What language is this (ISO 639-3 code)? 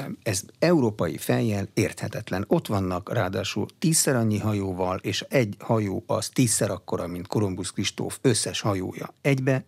hun